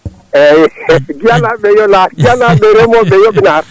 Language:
Fula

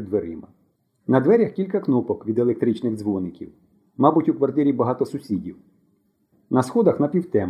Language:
Ukrainian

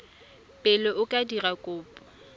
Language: Tswana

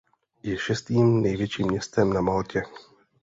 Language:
Czech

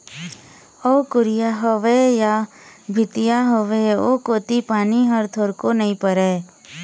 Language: Chhattisgarhi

